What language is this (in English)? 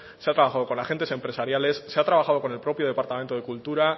Spanish